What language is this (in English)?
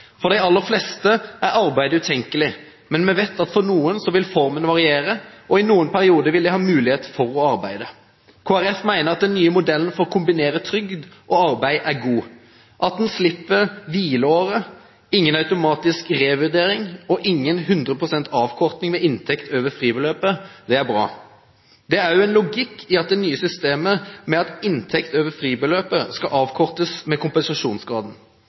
Norwegian Bokmål